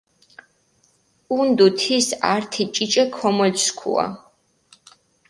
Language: Mingrelian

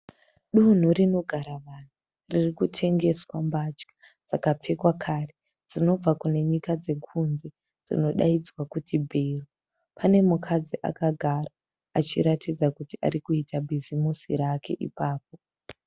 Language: Shona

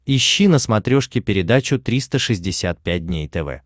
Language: Russian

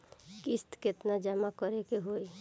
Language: Bhojpuri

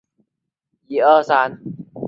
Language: Chinese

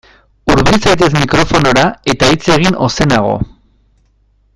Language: Basque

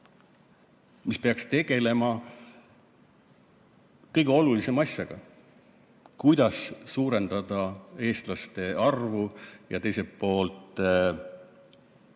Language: Estonian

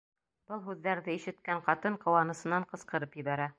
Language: Bashkir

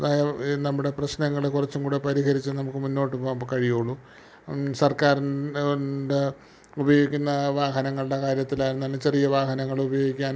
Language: Malayalam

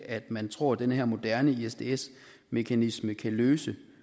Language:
Danish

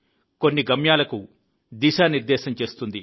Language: Telugu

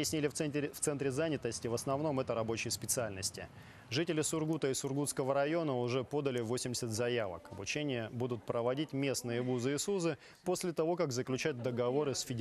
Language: Russian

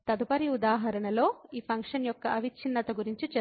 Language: Telugu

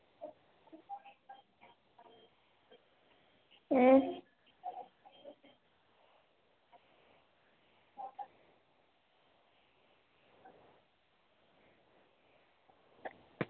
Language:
Dogri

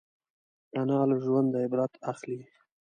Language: Pashto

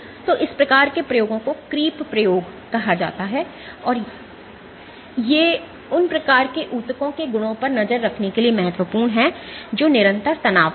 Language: Hindi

